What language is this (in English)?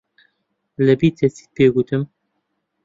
Central Kurdish